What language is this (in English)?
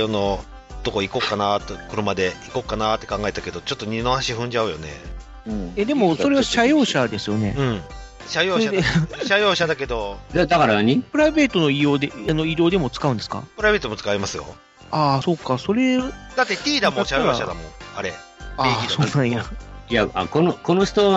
Japanese